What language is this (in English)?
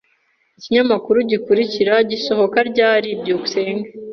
Kinyarwanda